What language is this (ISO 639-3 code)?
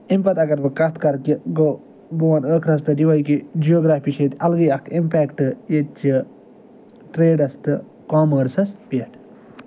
kas